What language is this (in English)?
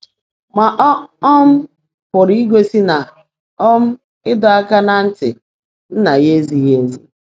Igbo